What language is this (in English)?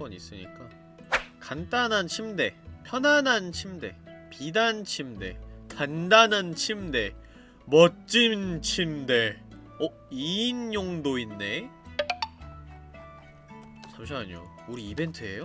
Korean